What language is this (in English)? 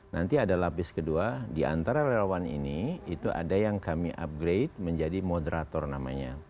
Indonesian